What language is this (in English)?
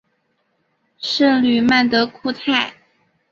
Chinese